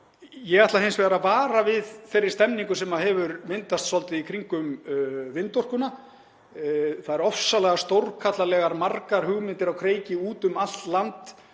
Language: Icelandic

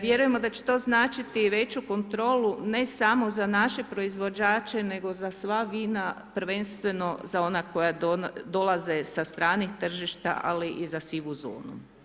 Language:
Croatian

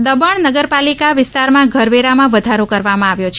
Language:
Gujarati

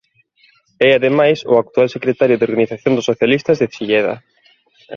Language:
Galician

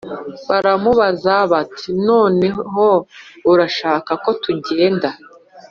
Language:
Kinyarwanda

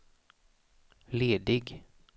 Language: Swedish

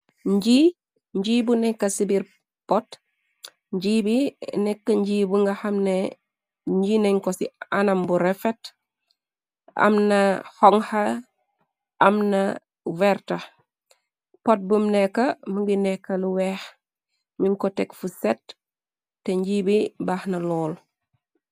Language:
Wolof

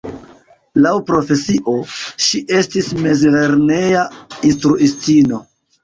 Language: Esperanto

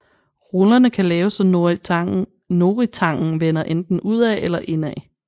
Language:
Danish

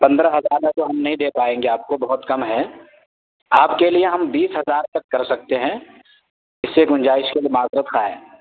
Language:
Urdu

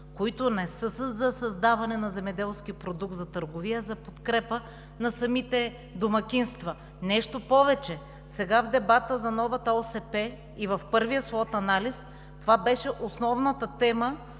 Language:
Bulgarian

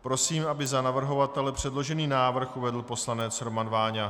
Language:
Czech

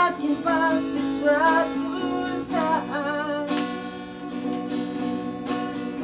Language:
Indonesian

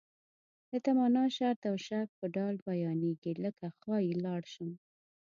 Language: Pashto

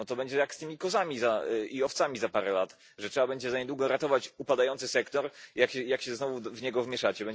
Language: Polish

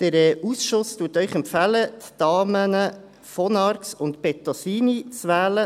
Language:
Swiss German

